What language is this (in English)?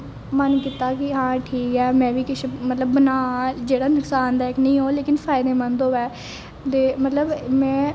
Dogri